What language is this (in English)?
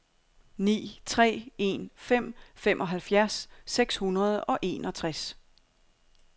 Danish